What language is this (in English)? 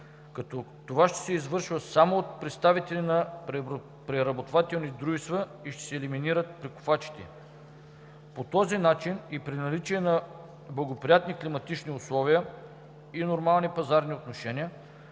Bulgarian